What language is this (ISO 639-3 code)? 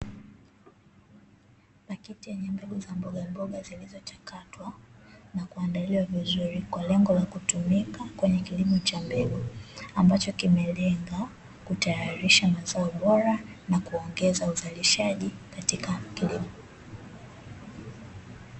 swa